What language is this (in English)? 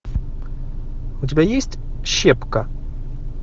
Russian